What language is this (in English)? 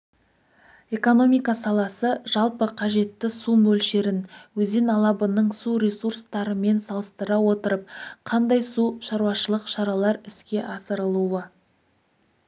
Kazakh